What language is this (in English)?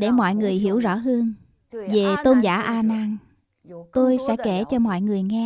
Vietnamese